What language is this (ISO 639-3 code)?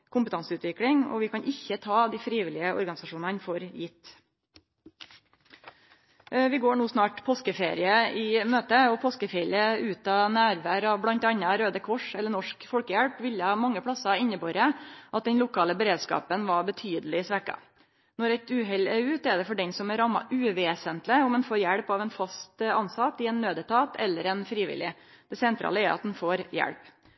nno